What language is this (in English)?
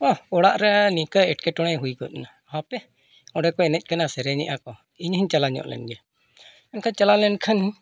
Santali